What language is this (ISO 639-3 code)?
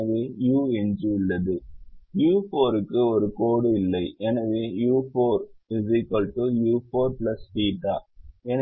tam